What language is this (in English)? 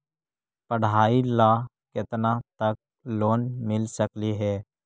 Magahi